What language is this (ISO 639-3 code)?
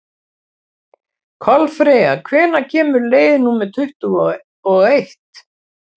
isl